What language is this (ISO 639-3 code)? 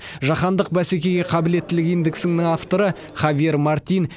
kaz